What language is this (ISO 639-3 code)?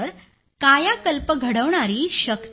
mar